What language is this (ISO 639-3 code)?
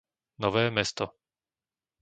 slk